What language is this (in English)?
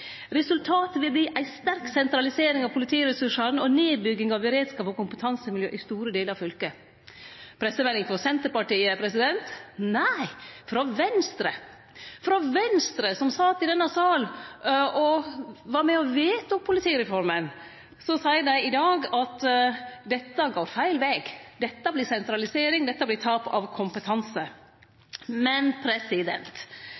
Norwegian Nynorsk